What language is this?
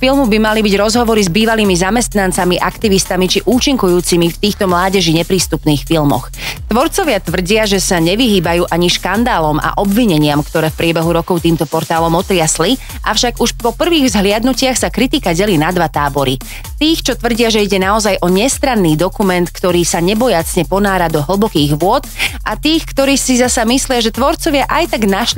Slovak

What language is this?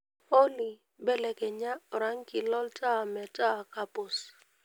Masai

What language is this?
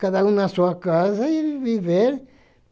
Portuguese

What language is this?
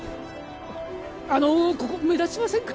Japanese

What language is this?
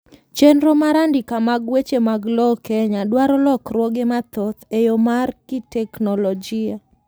Luo (Kenya and Tanzania)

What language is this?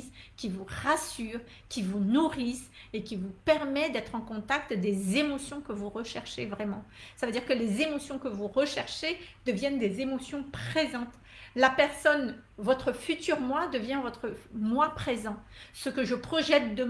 French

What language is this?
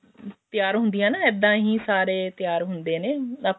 Punjabi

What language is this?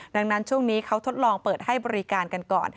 Thai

